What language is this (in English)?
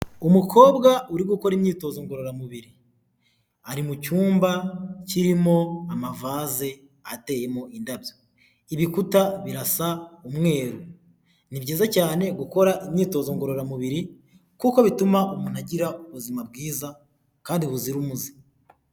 Kinyarwanda